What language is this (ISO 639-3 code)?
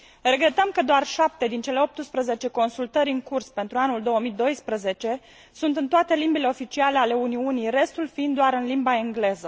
ron